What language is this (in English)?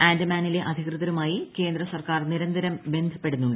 Malayalam